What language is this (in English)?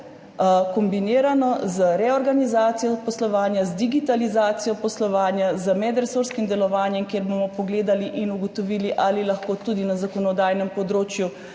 Slovenian